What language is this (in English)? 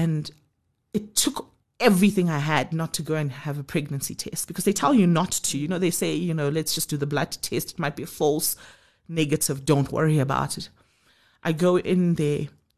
English